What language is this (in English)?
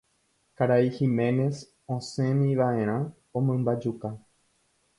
Guarani